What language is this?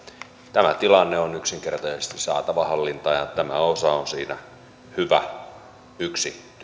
Finnish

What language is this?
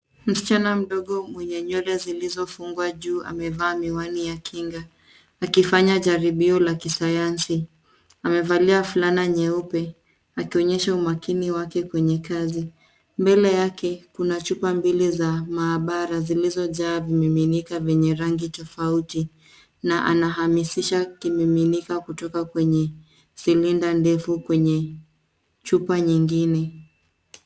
Swahili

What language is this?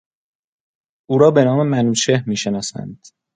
Persian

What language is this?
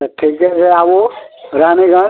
Maithili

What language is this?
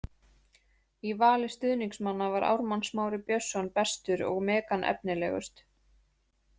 Icelandic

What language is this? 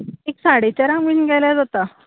Konkani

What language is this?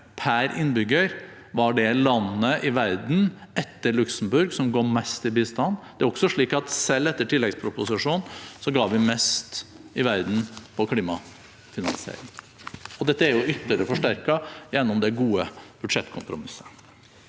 Norwegian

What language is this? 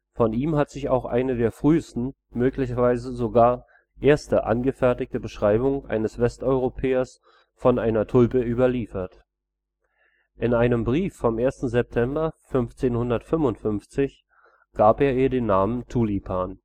German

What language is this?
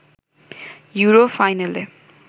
Bangla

